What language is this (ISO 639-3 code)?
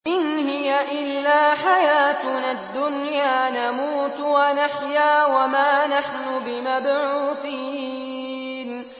ara